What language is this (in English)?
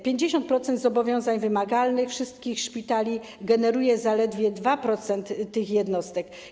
Polish